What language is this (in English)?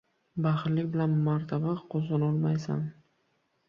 Uzbek